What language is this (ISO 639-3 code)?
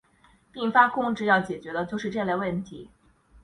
zho